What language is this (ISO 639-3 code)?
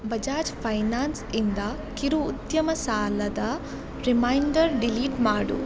kan